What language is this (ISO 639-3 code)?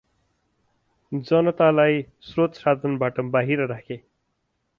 nep